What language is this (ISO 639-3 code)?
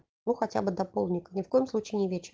rus